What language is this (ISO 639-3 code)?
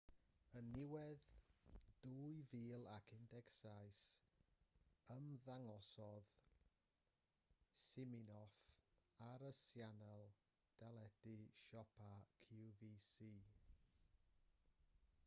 cym